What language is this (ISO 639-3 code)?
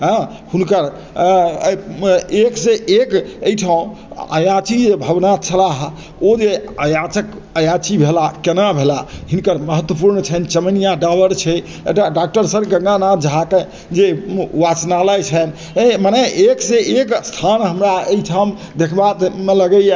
mai